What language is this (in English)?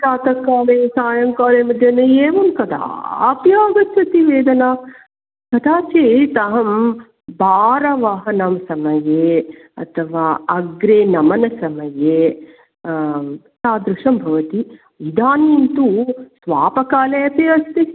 Sanskrit